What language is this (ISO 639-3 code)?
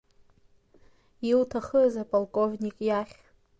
abk